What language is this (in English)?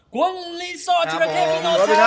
Thai